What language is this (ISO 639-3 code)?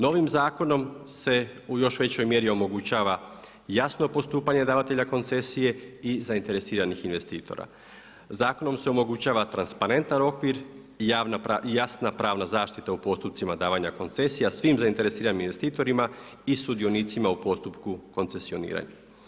hrv